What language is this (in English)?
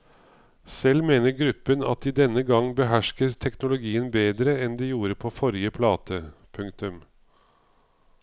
Norwegian